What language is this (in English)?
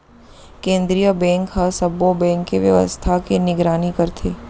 Chhattisgarhi